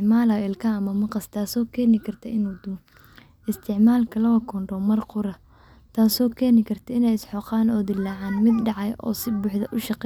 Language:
Somali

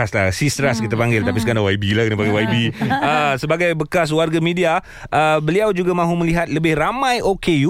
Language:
Malay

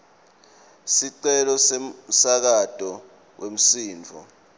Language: Swati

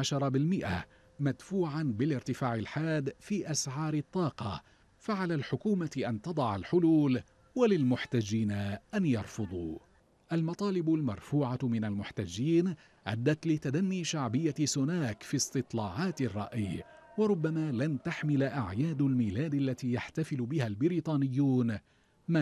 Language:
Arabic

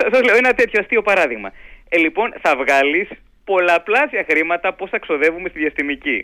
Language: Greek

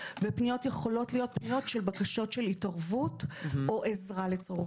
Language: Hebrew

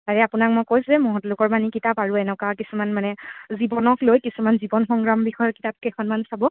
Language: Assamese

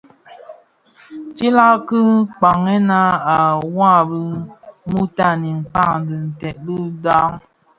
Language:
Bafia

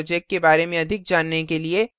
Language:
Hindi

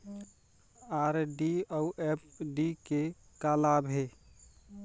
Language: Chhattisgarhi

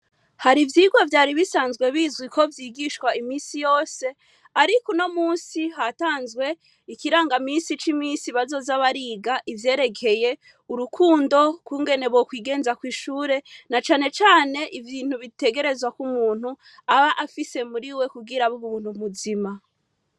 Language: Rundi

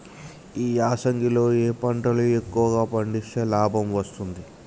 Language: Telugu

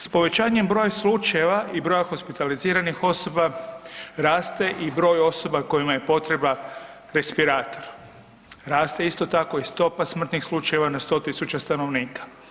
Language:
Croatian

